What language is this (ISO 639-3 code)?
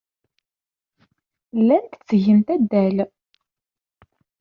kab